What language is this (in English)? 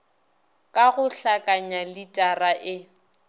Northern Sotho